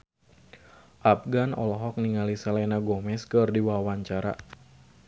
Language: Sundanese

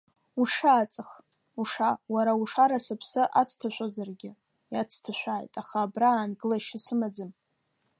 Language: Abkhazian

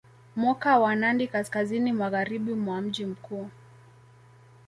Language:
Swahili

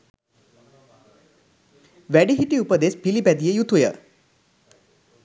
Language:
Sinhala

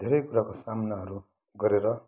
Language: Nepali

